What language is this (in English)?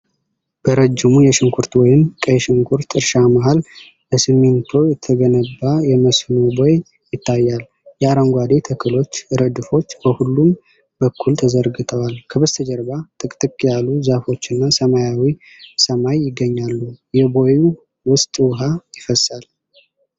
Amharic